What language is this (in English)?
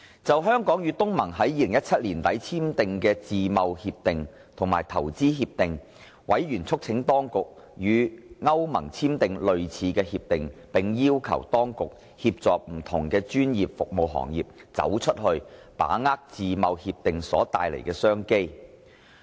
Cantonese